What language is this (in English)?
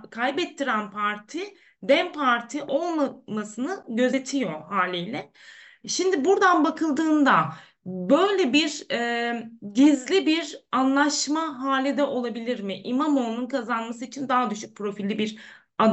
Turkish